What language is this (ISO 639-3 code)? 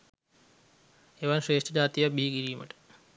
sin